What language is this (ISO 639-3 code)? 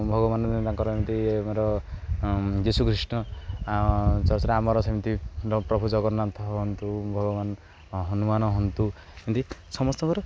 ori